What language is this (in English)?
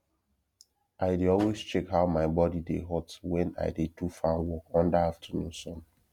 Nigerian Pidgin